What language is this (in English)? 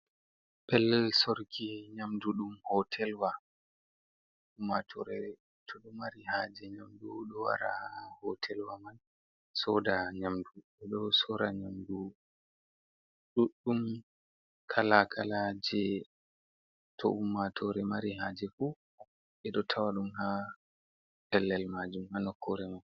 Fula